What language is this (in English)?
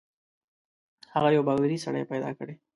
Pashto